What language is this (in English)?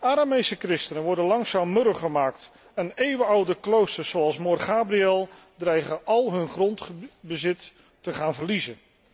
Dutch